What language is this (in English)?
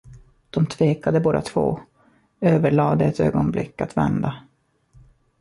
Swedish